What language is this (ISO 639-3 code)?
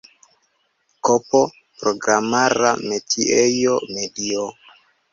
epo